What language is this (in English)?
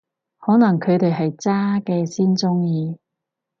Cantonese